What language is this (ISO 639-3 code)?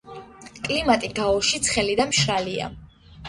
kat